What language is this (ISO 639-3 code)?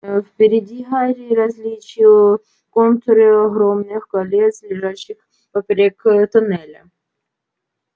rus